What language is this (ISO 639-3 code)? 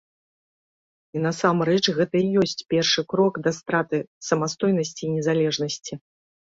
bel